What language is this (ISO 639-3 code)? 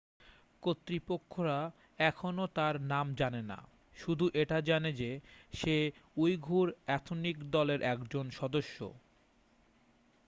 ben